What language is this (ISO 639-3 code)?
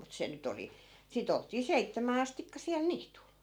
fin